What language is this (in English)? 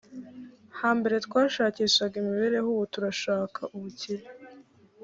Kinyarwanda